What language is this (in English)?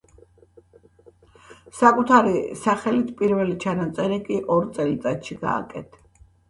Georgian